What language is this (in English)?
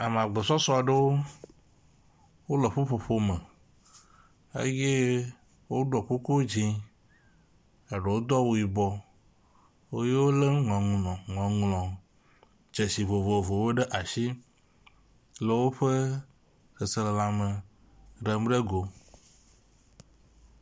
Ewe